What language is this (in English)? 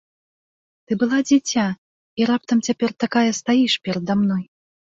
Belarusian